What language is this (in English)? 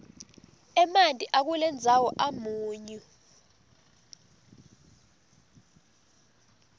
Swati